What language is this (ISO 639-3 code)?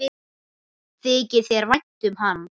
isl